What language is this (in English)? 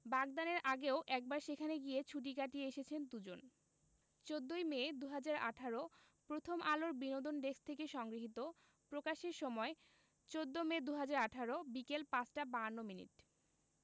Bangla